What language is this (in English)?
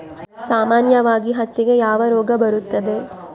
Kannada